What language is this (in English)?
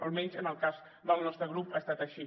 Catalan